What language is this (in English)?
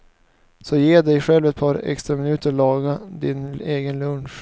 Swedish